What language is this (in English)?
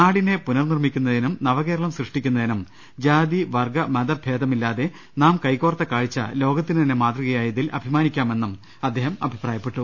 Malayalam